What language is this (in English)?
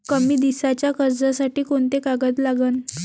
Marathi